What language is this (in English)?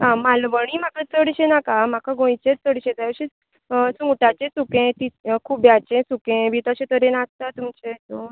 Konkani